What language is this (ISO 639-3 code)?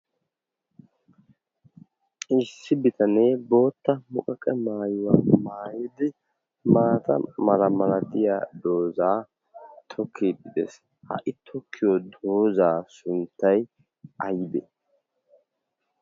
wal